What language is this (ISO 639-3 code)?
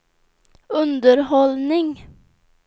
swe